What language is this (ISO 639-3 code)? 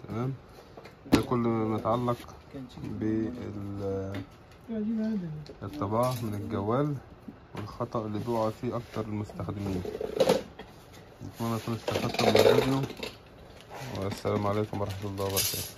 ara